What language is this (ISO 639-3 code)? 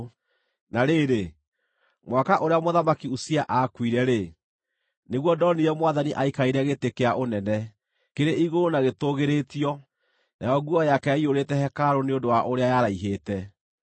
kik